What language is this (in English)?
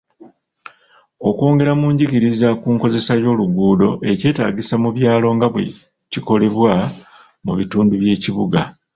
Ganda